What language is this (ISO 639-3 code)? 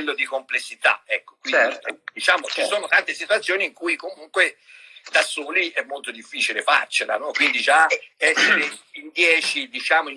ita